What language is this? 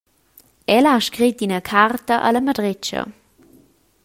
Romansh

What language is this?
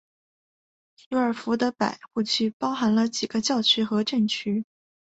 Chinese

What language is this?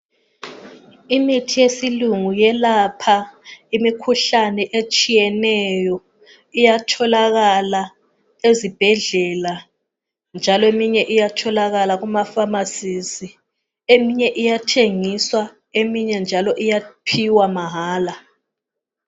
North Ndebele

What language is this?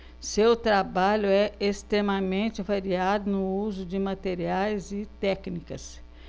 Portuguese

